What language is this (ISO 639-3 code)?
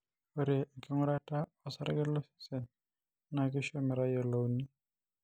mas